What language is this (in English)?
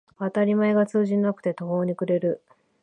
Japanese